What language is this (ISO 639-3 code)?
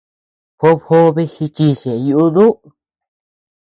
cux